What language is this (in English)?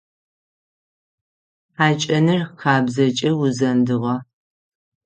Adyghe